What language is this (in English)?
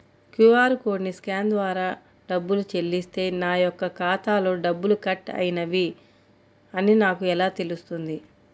Telugu